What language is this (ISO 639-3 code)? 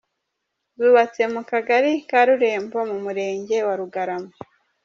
kin